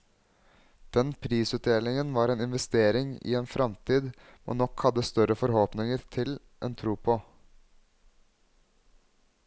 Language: Norwegian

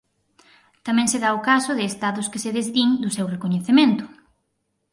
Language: Galician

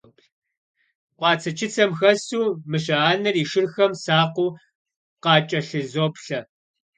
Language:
Kabardian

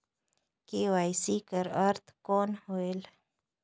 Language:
Chhattisgarhi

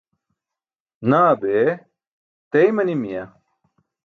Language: Burushaski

